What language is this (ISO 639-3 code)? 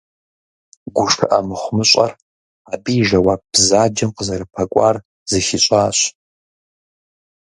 kbd